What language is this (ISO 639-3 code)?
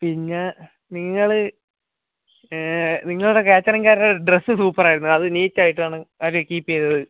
mal